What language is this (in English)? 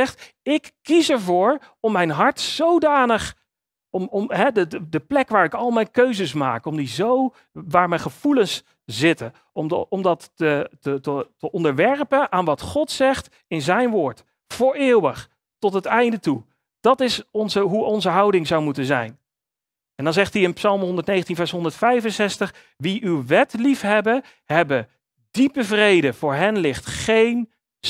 Dutch